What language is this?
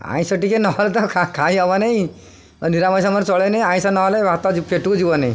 Odia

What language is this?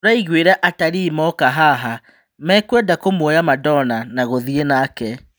Kikuyu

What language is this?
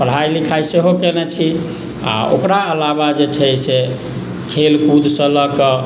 Maithili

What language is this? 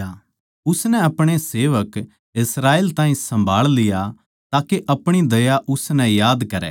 Haryanvi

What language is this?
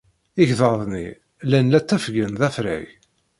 Kabyle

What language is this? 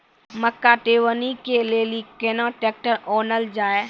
Maithili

